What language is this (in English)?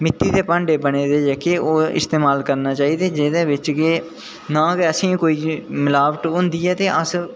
Dogri